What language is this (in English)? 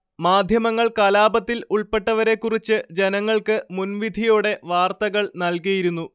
Malayalam